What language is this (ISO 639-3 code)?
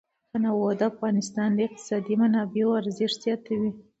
pus